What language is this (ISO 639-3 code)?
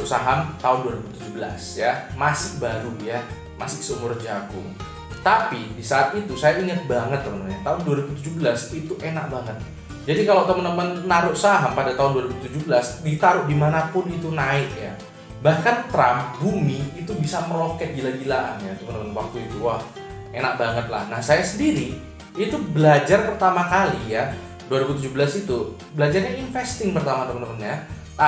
ind